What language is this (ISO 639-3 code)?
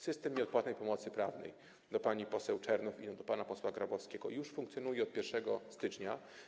pol